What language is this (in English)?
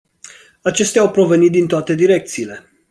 Romanian